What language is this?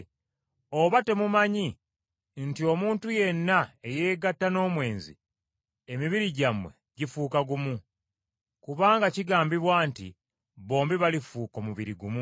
Ganda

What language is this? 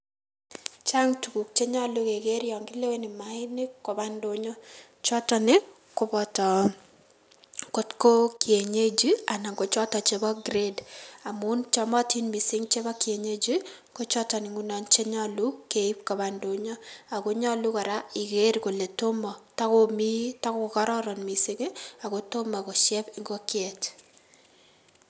Kalenjin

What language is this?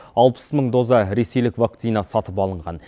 Kazakh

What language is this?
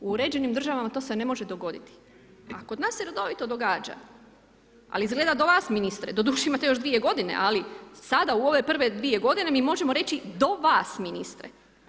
Croatian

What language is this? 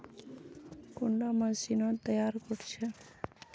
Magahi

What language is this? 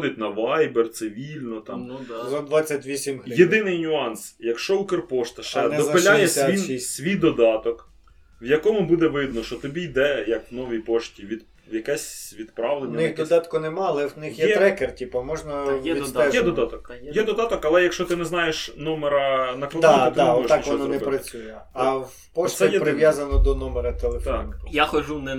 Ukrainian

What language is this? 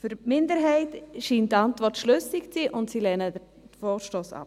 Swiss German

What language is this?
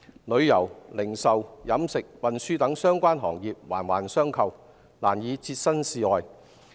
Cantonese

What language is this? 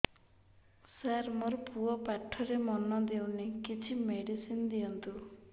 Odia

